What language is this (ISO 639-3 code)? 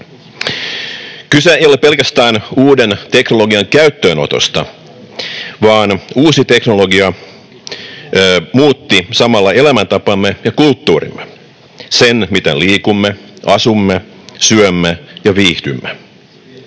fin